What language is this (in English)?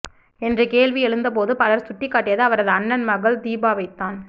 Tamil